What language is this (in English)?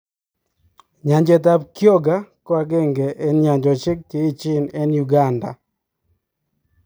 Kalenjin